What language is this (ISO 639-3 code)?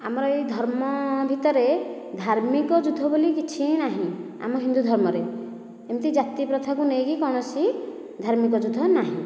ori